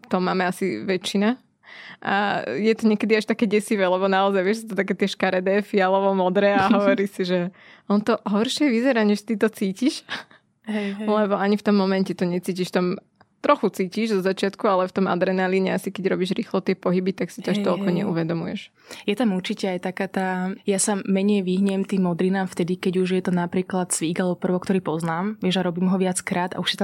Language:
Slovak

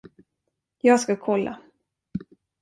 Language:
Swedish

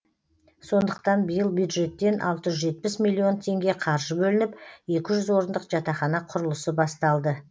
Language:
Kazakh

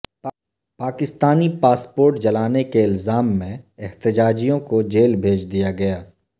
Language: Urdu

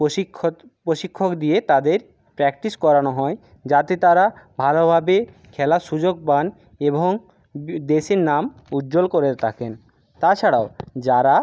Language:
Bangla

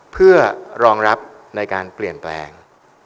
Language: Thai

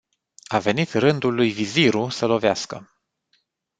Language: Romanian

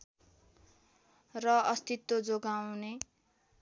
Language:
Nepali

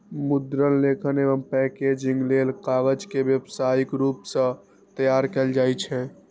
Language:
Maithili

